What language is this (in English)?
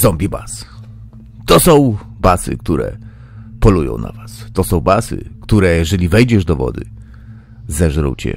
Polish